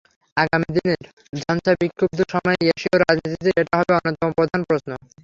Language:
Bangla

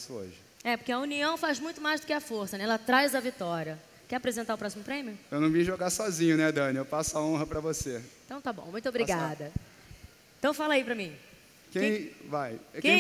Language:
Portuguese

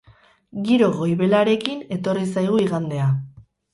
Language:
Basque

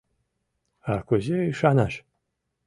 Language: Mari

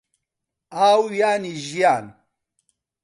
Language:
Central Kurdish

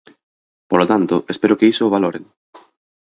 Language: Galician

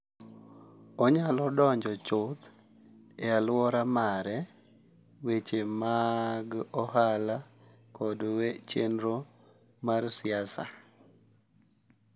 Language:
Luo (Kenya and Tanzania)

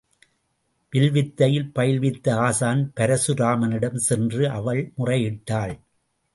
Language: Tamil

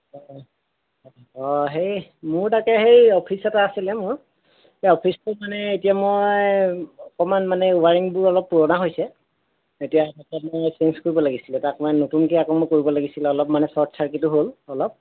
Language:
Assamese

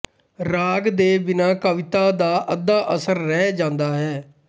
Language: Punjabi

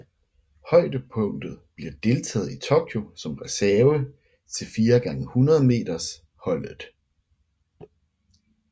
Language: Danish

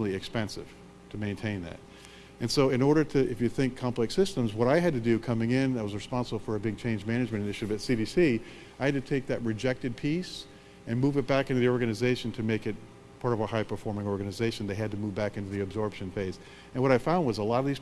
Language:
English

